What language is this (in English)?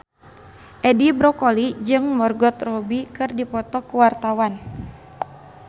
Sundanese